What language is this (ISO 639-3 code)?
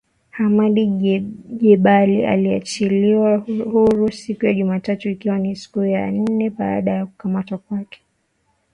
swa